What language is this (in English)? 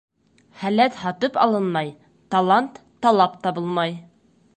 Bashkir